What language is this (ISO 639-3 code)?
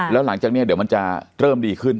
tha